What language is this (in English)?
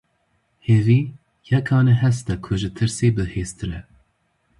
Kurdish